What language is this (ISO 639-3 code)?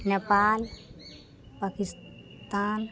mai